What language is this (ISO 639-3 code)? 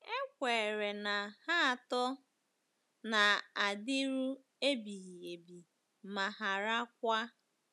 ibo